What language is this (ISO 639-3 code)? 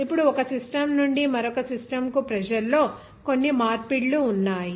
tel